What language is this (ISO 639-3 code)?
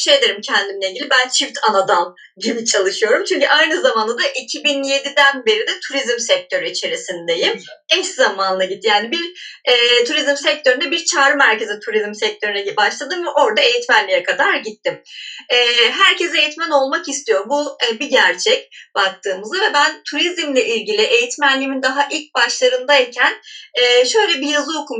tur